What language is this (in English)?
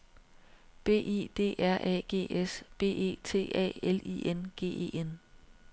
Danish